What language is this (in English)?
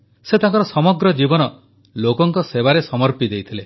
Odia